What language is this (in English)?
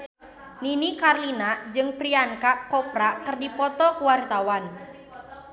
Sundanese